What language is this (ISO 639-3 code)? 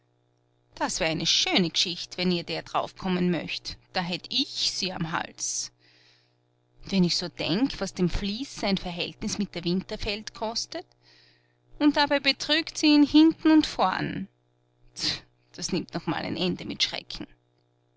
deu